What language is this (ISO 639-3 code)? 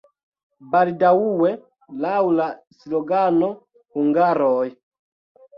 epo